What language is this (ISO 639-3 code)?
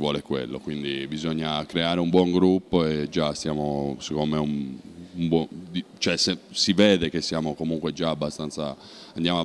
ita